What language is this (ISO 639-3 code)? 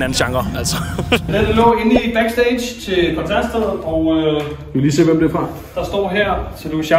dan